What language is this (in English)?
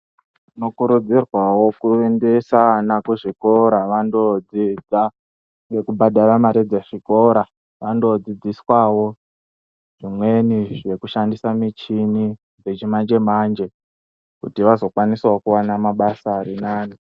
Ndau